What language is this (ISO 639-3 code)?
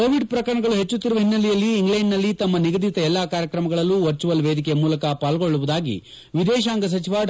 kan